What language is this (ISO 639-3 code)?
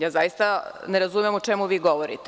srp